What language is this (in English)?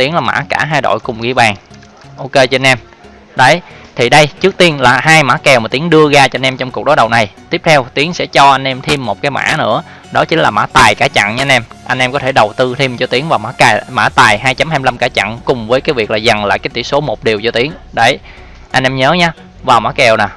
Vietnamese